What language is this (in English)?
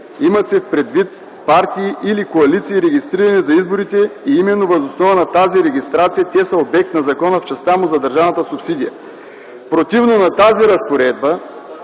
Bulgarian